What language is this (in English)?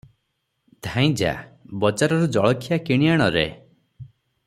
Odia